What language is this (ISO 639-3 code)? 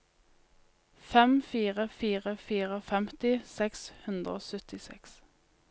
nor